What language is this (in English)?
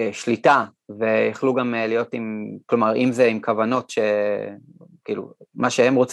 Hebrew